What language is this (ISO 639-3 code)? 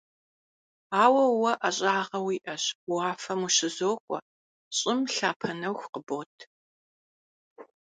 kbd